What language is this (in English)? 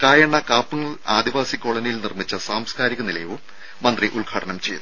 Malayalam